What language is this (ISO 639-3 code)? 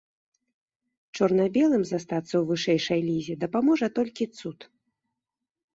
bel